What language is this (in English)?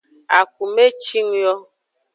Aja (Benin)